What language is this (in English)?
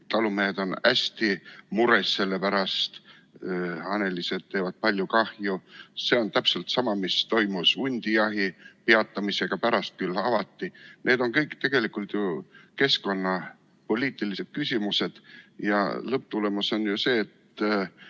Estonian